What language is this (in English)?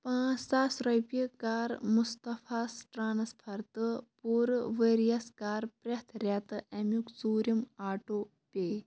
Kashmiri